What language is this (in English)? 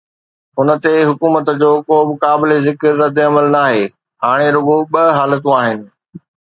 Sindhi